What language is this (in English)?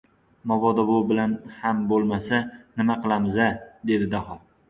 Uzbek